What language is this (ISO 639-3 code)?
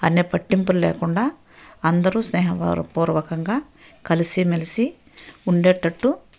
tel